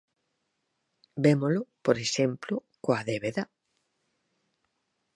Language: Galician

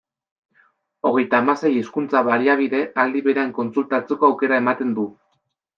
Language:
Basque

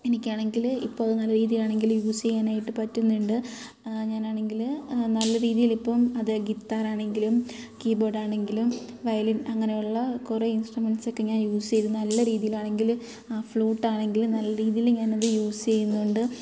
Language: Malayalam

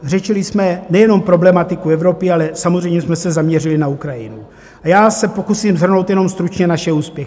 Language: Czech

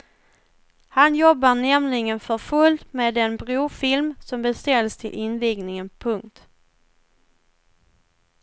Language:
Swedish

